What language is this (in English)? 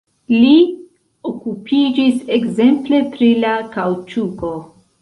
Esperanto